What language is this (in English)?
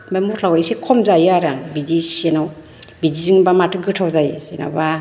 Bodo